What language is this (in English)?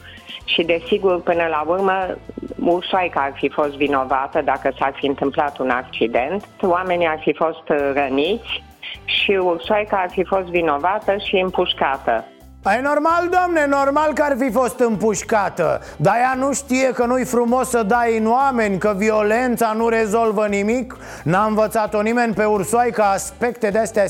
Romanian